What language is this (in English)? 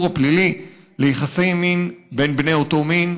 Hebrew